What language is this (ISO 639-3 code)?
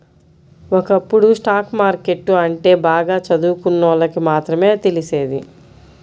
tel